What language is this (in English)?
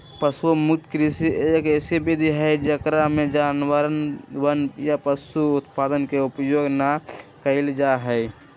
Magahi